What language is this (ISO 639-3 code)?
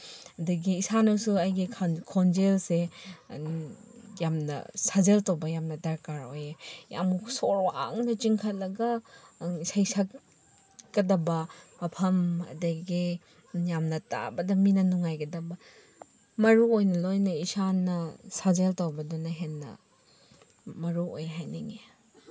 mni